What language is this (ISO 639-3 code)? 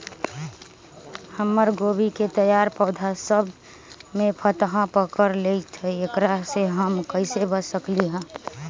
mag